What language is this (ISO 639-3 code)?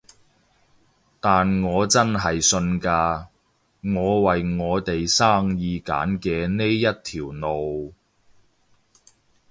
yue